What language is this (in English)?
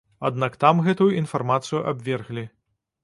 Belarusian